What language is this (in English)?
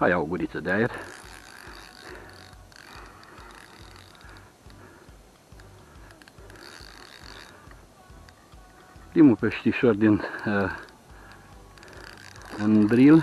Romanian